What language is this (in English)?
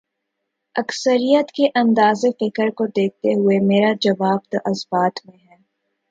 Urdu